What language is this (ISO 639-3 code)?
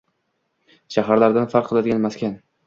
uzb